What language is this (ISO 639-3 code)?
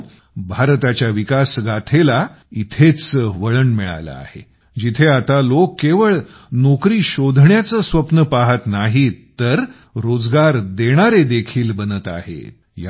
mar